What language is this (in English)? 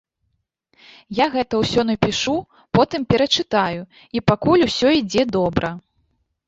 Belarusian